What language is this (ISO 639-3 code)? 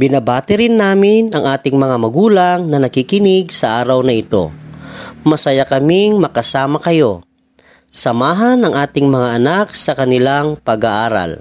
fil